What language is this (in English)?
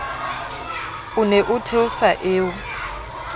Southern Sotho